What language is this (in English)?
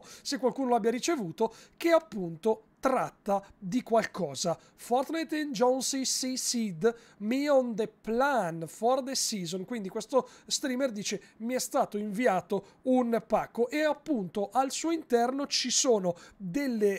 Italian